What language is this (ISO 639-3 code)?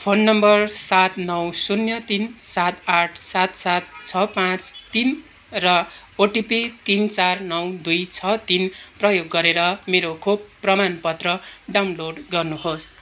nep